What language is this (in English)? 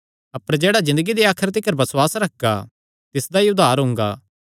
Kangri